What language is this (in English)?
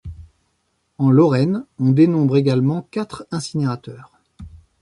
French